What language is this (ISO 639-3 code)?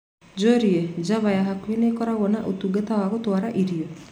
kik